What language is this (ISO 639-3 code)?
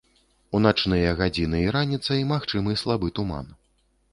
bel